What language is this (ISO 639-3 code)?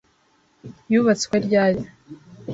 kin